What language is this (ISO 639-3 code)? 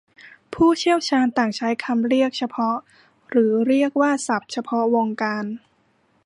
tha